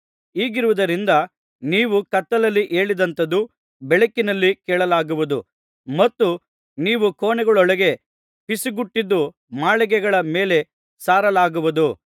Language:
Kannada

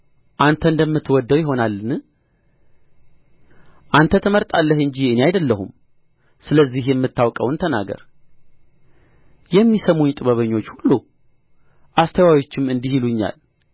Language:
Amharic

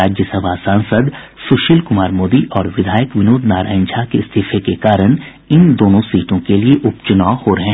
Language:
Hindi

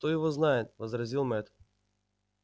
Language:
Russian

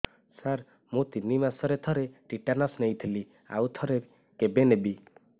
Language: Odia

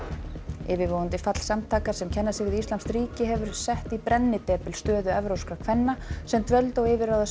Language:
Icelandic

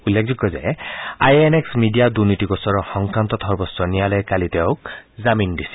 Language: Assamese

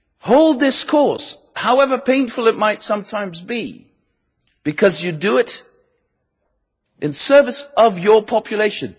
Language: English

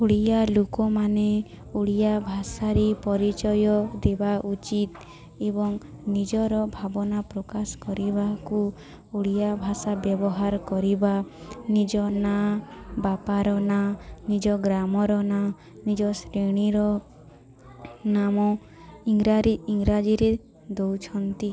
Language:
Odia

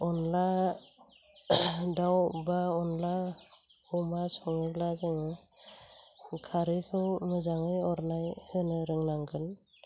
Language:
Bodo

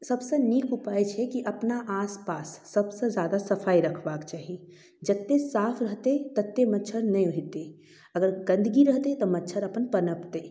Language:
Maithili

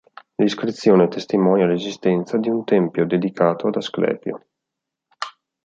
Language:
Italian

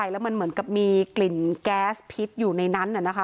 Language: Thai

